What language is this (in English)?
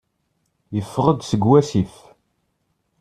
Kabyle